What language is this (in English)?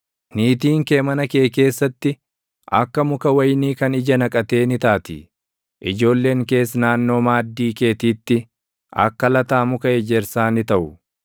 Oromo